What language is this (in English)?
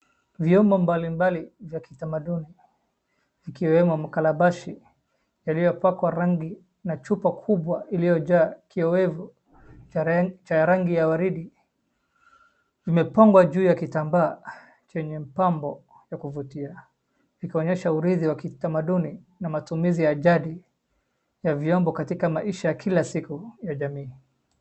Swahili